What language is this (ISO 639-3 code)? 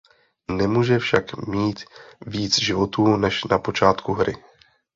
ces